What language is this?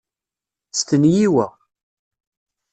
Kabyle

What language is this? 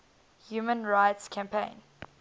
English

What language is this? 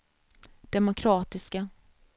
Swedish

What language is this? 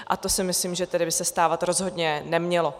Czech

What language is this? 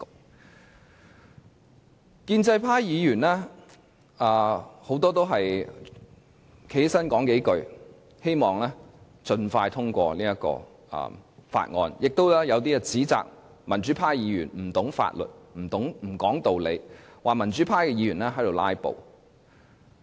Cantonese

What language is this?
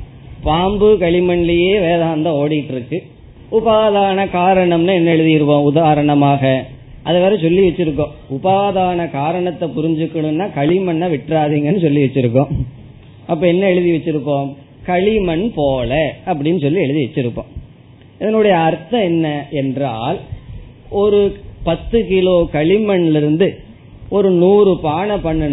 Tamil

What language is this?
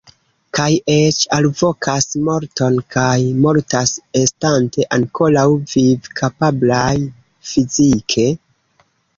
Esperanto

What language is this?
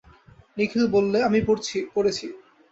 Bangla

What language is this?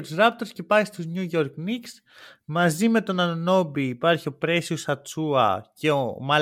Greek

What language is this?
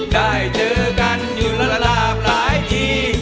Thai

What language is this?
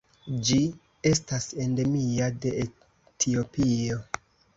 Esperanto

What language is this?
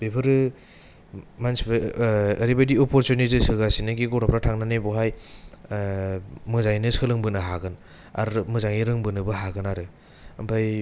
Bodo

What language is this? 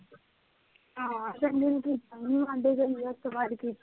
Punjabi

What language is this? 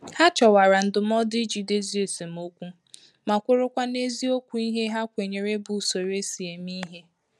Igbo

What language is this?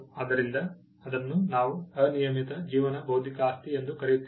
Kannada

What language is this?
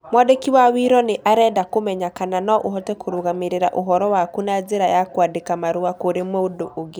Kikuyu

